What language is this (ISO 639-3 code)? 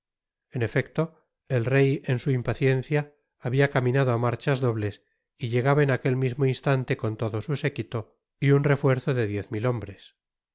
spa